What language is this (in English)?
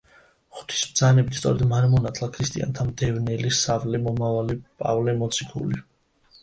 Georgian